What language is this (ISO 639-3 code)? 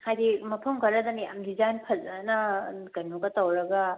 mni